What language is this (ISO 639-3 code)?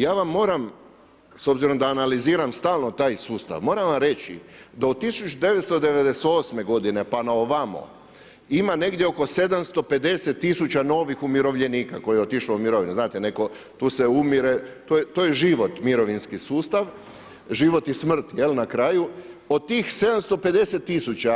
hrv